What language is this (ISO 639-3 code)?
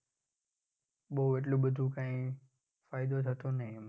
guj